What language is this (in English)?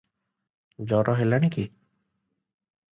Odia